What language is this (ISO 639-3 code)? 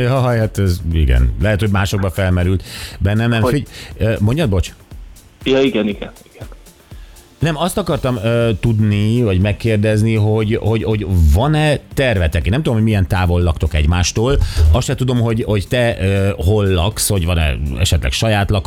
hun